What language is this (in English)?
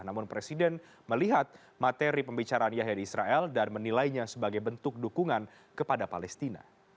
Indonesian